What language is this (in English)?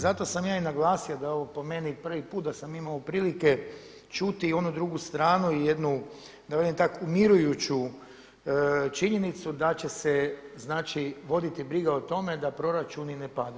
Croatian